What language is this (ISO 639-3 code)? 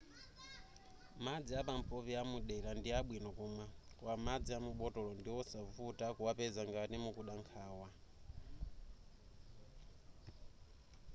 nya